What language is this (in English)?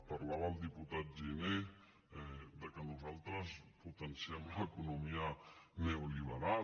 Catalan